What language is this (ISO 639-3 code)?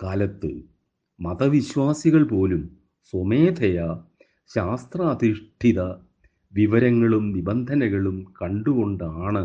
mal